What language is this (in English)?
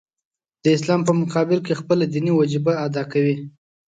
Pashto